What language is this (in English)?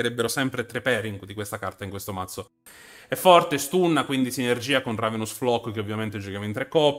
Italian